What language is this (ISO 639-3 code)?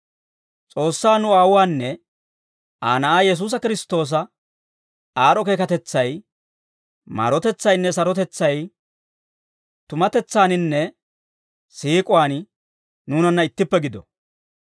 dwr